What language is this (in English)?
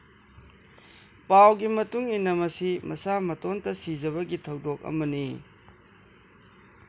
Manipuri